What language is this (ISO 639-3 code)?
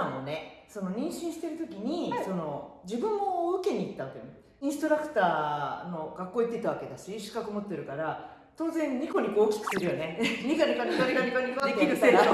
jpn